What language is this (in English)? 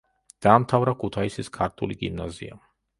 Georgian